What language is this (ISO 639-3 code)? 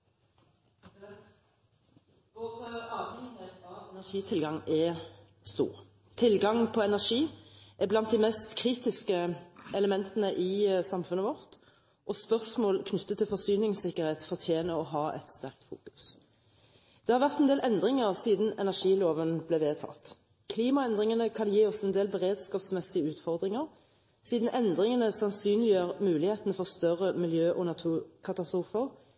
nob